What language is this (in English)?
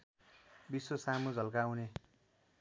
Nepali